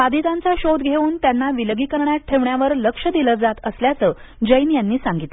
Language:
Marathi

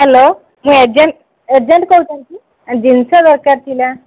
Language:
Odia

